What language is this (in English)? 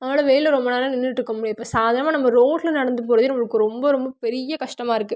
Tamil